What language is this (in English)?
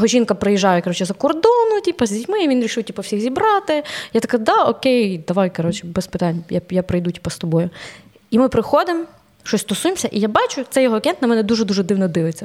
Ukrainian